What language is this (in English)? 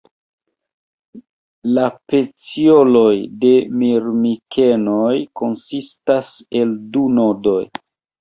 Esperanto